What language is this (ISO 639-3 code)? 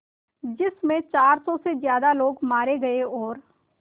hin